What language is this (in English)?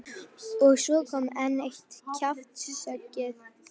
Icelandic